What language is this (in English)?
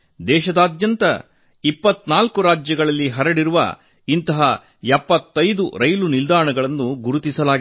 Kannada